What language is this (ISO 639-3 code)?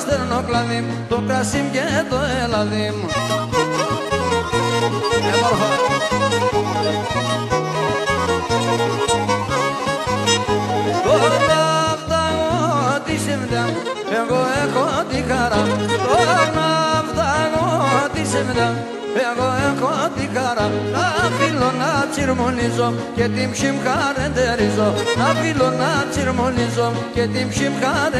ell